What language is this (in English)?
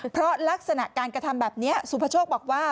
Thai